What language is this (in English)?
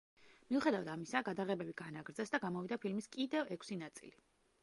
Georgian